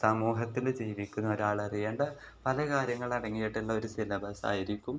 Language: Malayalam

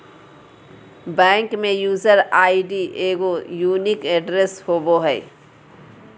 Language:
Magahi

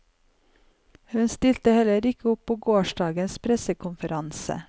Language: Norwegian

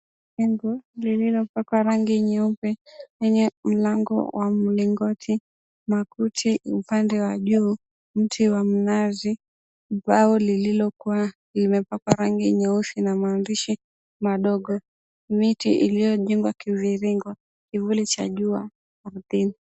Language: Swahili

